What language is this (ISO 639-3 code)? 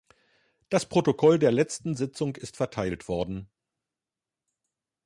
deu